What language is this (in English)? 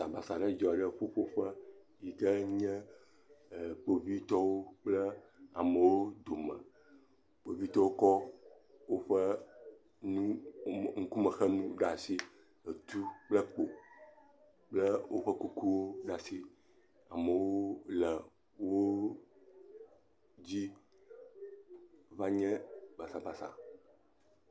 Ewe